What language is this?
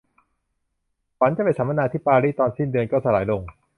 Thai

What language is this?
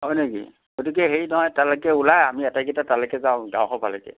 Assamese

